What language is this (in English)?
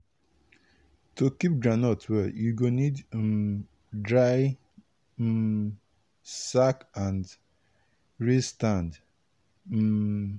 Nigerian Pidgin